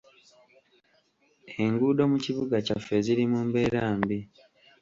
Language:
Ganda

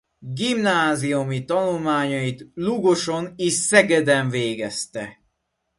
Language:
Hungarian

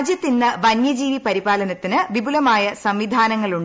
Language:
Malayalam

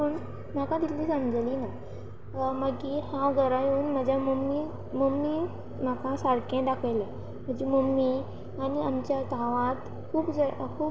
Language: Konkani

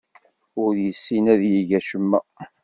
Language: Kabyle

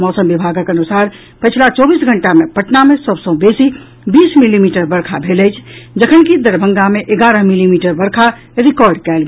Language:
Maithili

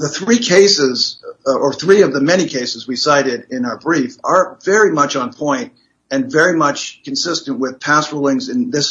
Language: English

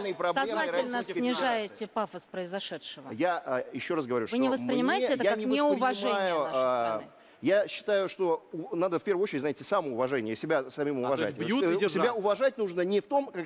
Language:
Russian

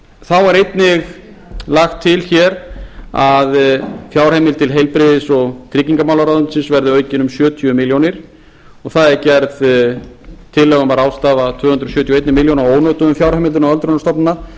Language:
Icelandic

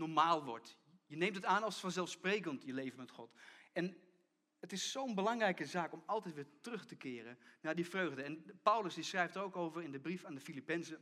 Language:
Dutch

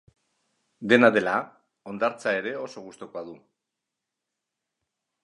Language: Basque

